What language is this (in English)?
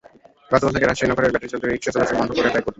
Bangla